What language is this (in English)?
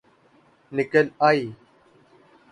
Urdu